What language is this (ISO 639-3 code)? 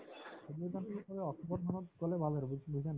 asm